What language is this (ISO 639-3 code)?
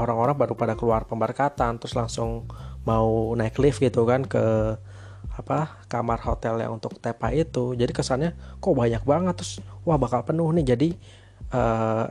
ind